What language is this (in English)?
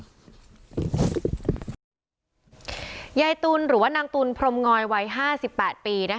Thai